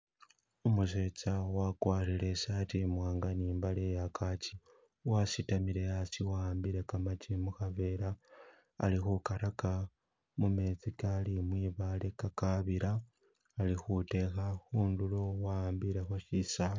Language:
Masaaba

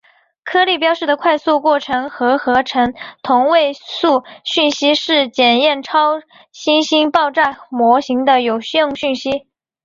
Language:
Chinese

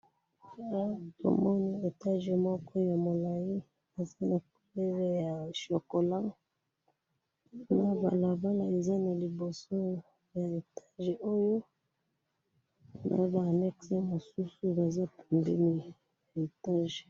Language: Lingala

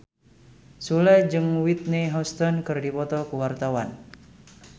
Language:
Sundanese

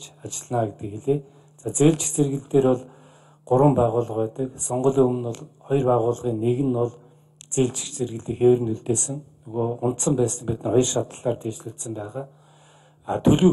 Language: Turkish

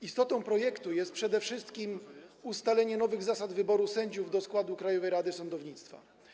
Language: Polish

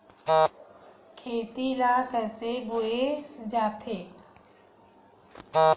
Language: Chhattisgarhi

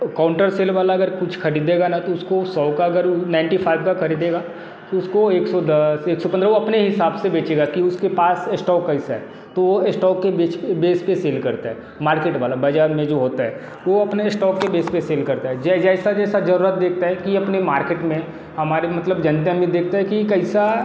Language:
Hindi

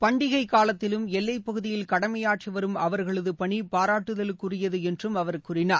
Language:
Tamil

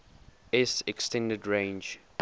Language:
English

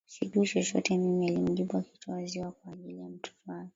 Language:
Swahili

